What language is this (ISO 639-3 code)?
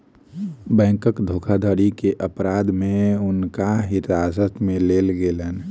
mai